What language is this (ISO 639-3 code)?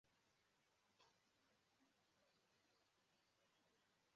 ibo